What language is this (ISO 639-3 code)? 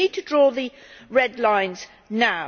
eng